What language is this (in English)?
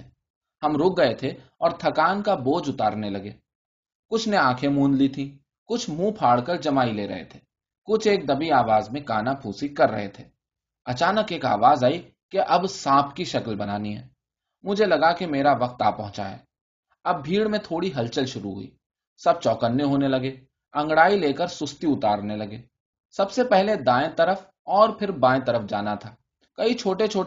Urdu